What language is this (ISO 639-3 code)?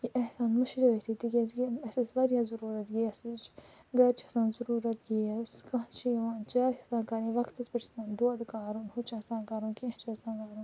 kas